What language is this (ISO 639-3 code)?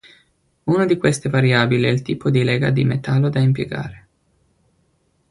ita